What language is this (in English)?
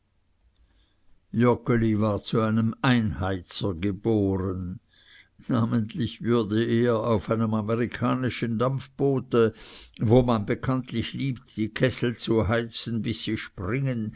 German